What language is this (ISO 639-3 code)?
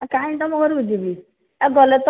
ori